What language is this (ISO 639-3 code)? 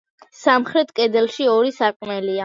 kat